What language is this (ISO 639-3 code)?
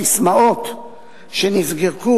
heb